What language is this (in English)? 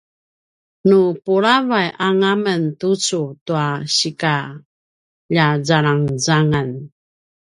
Paiwan